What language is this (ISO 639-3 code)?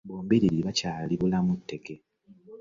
lug